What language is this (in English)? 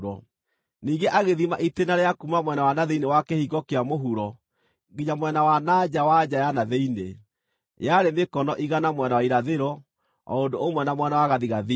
Kikuyu